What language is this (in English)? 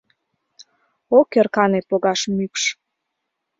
Mari